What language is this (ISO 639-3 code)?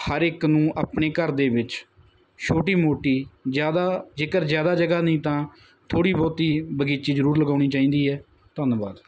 pan